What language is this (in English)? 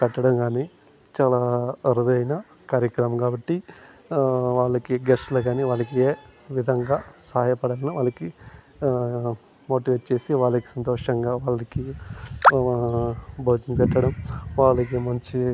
Telugu